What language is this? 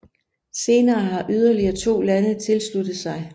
Danish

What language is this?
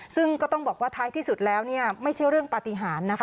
Thai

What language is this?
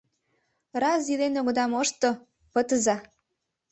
Mari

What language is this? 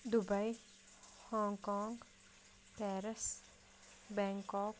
Kashmiri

